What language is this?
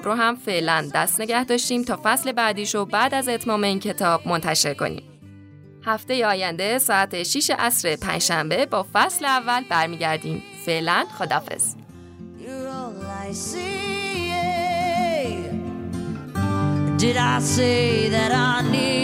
Persian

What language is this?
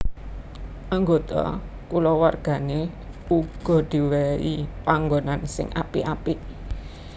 Javanese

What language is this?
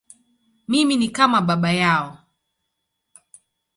Swahili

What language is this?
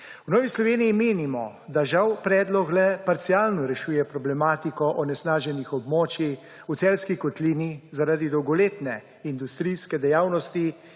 Slovenian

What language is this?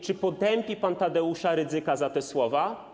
Polish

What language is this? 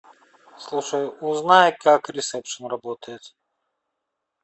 Russian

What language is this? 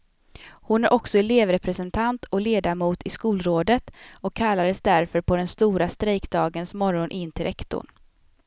Swedish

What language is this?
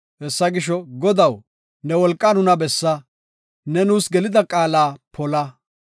Gofa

